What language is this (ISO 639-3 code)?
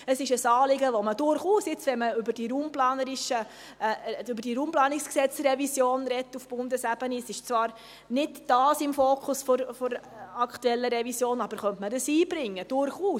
gsw